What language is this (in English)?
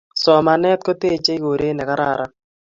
Kalenjin